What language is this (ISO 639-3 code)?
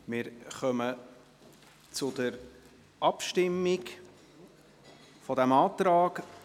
gsw